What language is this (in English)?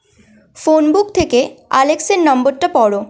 Bangla